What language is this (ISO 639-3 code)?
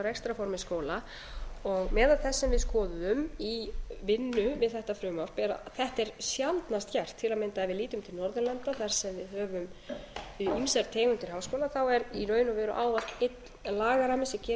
isl